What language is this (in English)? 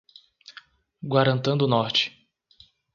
Portuguese